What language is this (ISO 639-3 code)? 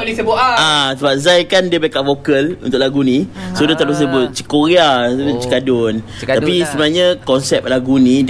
msa